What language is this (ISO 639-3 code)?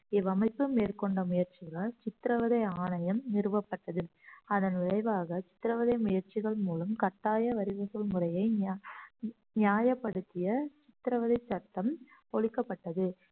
tam